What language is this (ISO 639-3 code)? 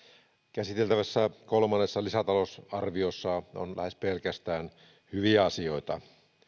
fin